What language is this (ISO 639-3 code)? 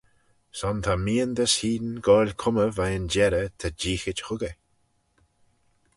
glv